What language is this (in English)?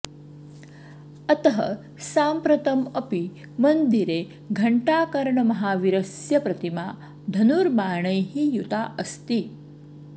Sanskrit